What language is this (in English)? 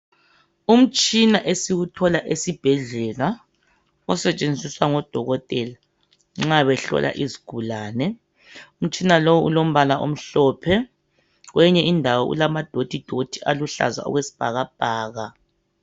North Ndebele